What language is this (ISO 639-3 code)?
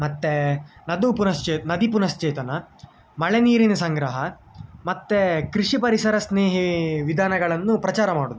kan